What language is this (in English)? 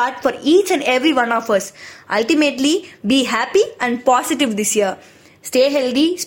Tamil